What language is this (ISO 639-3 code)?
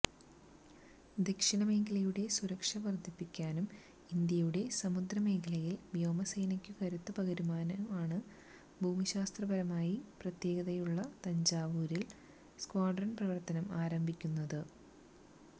mal